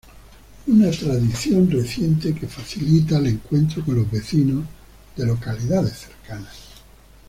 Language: Spanish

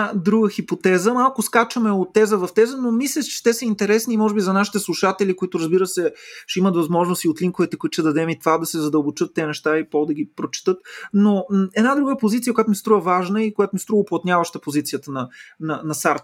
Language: Bulgarian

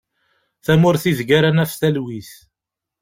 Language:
Kabyle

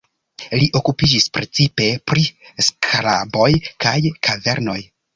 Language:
Esperanto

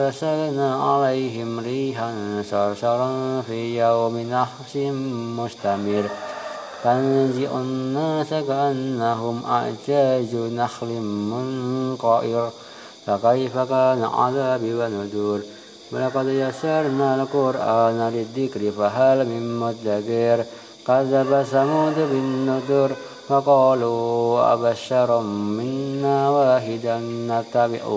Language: Arabic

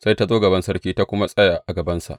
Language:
Hausa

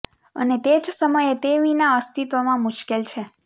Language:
Gujarati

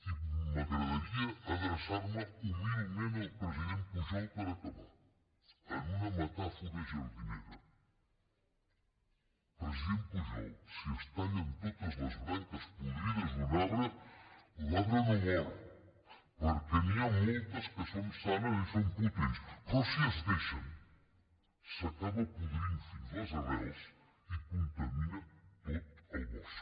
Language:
Catalan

